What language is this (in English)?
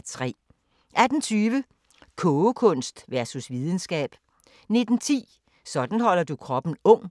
Danish